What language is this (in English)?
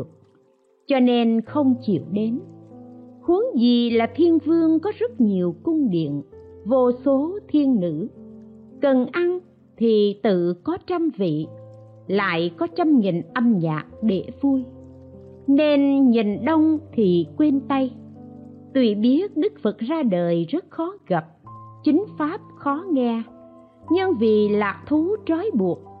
Vietnamese